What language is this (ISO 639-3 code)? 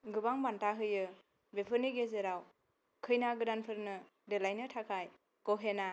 brx